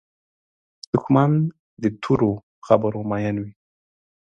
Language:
Pashto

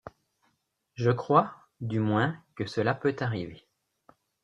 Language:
French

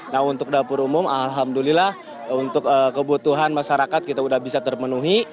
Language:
Indonesian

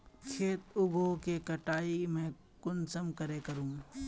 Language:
Magahi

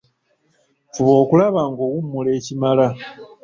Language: Ganda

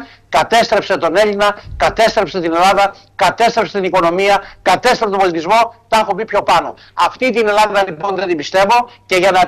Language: Greek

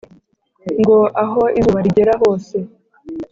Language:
Kinyarwanda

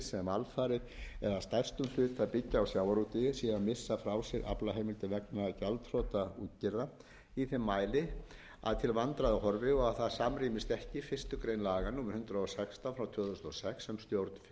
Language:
Icelandic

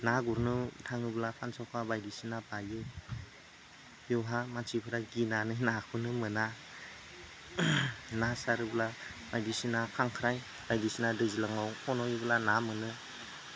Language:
Bodo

